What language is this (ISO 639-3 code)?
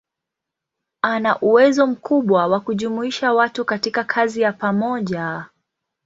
swa